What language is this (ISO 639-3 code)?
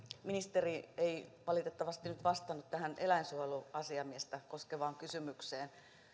fin